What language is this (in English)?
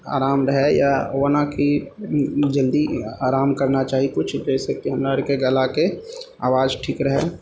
Maithili